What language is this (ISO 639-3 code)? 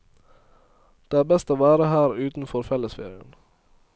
nor